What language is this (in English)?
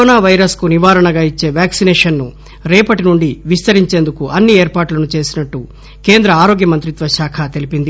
Telugu